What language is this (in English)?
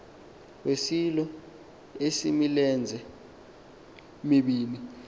Xhosa